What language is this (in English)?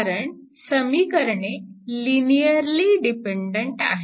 Marathi